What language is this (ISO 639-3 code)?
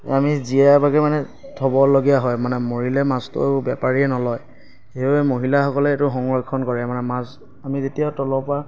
asm